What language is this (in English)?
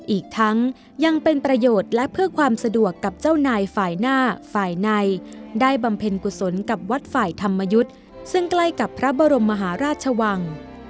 Thai